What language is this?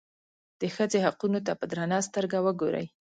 Pashto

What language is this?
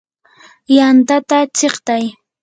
Yanahuanca Pasco Quechua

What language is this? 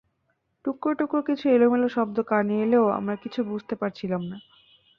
Bangla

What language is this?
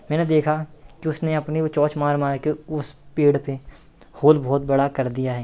Hindi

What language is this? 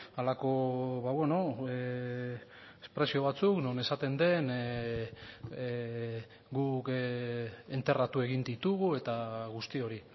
Basque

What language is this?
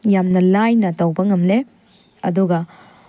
Manipuri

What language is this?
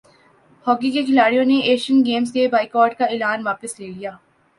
Urdu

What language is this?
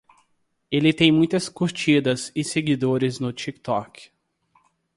Portuguese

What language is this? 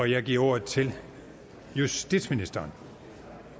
Danish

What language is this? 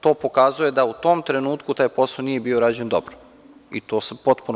Serbian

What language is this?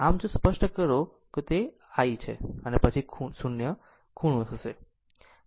Gujarati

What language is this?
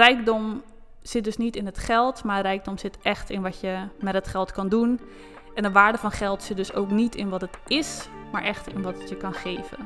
Dutch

